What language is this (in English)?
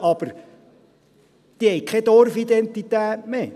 Swiss German